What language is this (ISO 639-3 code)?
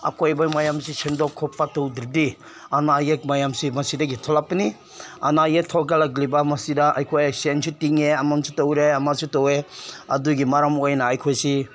mni